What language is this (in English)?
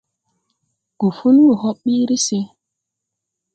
Tupuri